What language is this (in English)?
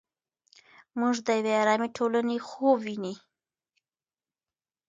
Pashto